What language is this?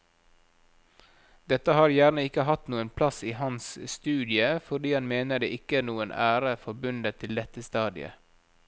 Norwegian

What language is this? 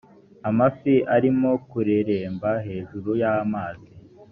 Kinyarwanda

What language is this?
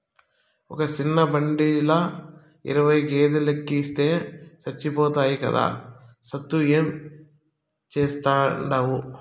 Telugu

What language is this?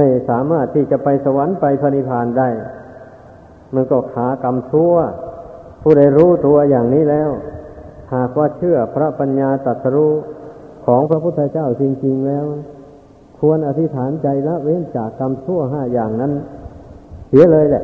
Thai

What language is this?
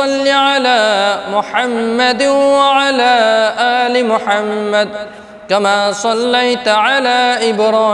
Arabic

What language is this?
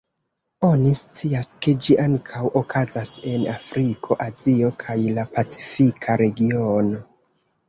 Esperanto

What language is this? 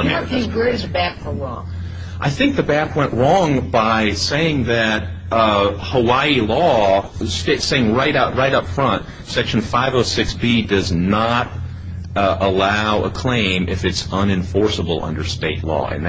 English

